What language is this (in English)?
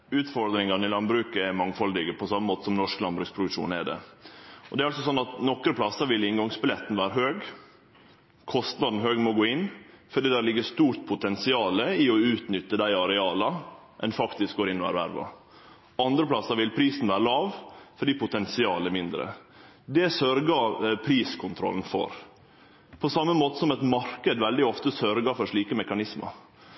Norwegian